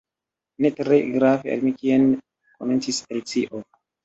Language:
Esperanto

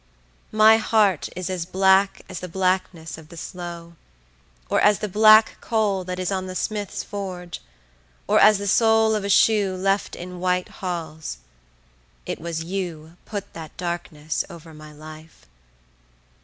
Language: English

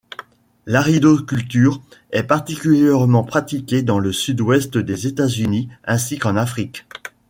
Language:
French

